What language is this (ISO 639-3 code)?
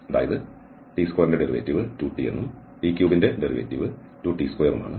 mal